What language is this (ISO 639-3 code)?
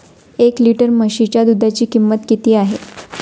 mar